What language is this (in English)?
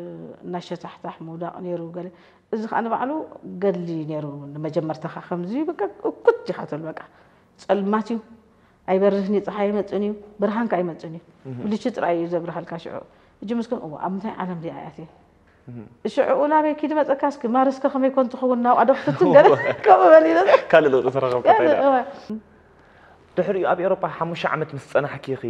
Arabic